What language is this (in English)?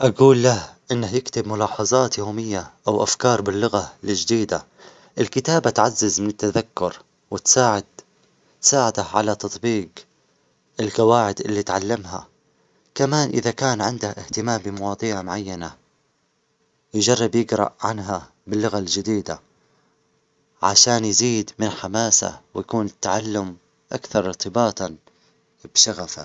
Omani Arabic